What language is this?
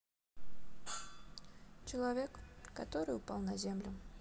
Russian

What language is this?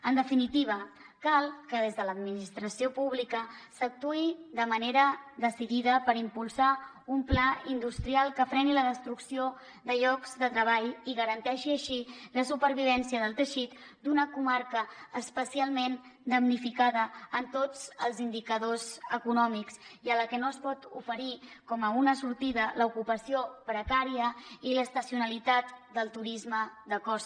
Catalan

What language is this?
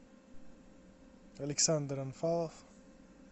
Russian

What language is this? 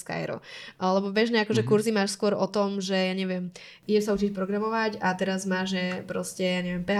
Slovak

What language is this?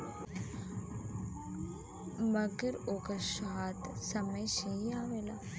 Bhojpuri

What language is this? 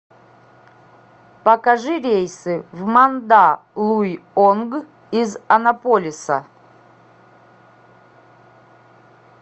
Russian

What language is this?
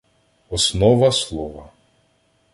Ukrainian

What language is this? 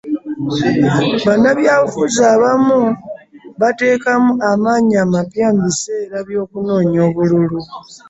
Ganda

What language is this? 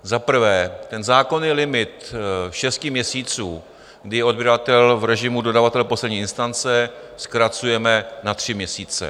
Czech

